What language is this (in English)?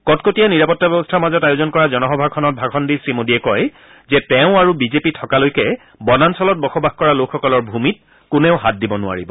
Assamese